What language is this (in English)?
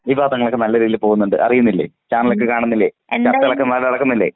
Malayalam